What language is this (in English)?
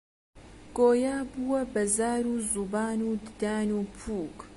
Central Kurdish